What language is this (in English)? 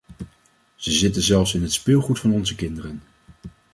Dutch